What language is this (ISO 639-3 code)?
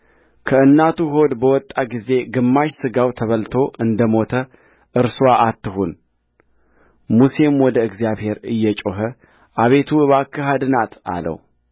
amh